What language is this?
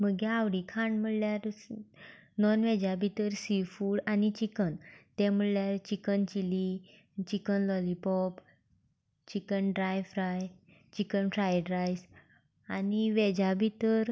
Konkani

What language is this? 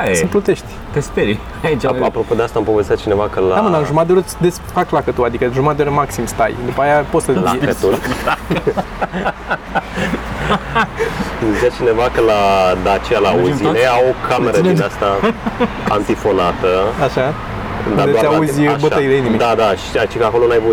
Romanian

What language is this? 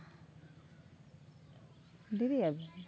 Santali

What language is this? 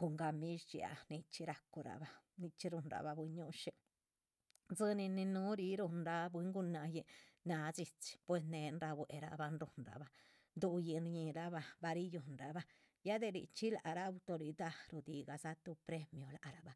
Chichicapan Zapotec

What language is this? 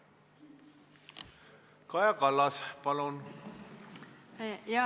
Estonian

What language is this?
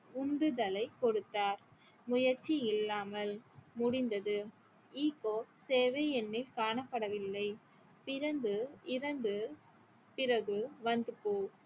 Tamil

